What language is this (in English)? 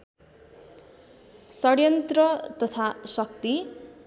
Nepali